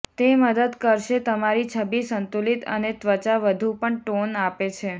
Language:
Gujarati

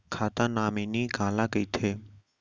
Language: Chhattisgarhi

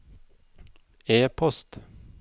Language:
Norwegian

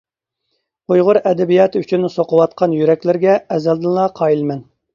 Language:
Uyghur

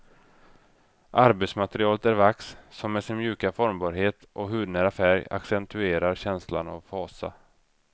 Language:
Swedish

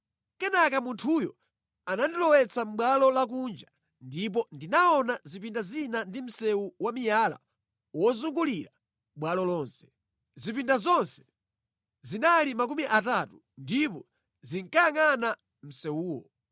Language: Nyanja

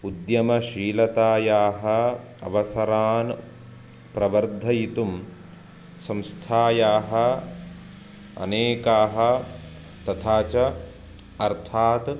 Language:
Sanskrit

